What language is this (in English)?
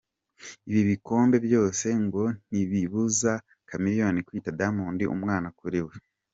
Kinyarwanda